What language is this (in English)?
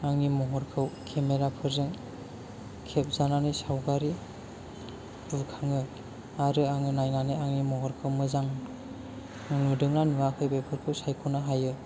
Bodo